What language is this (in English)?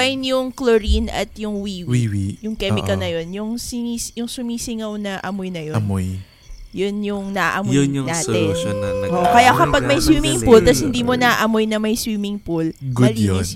Filipino